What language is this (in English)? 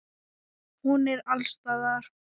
Icelandic